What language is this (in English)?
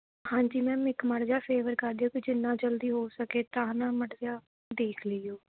Punjabi